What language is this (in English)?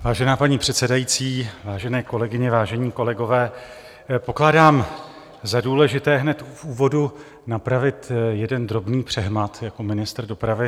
Czech